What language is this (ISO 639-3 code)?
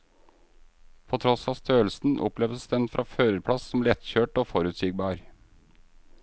nor